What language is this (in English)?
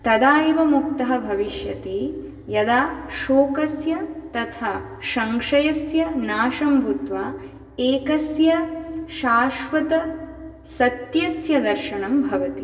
Sanskrit